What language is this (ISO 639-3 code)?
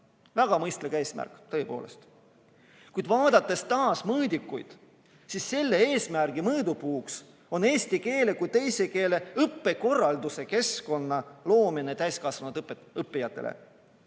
est